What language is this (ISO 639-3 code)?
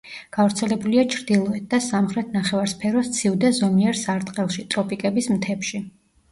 kat